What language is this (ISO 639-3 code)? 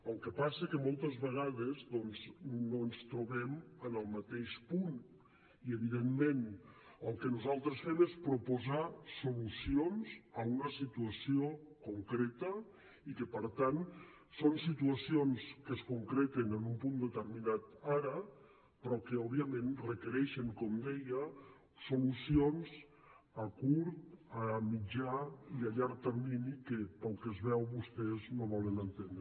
cat